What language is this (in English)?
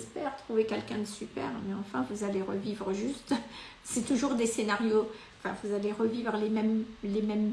French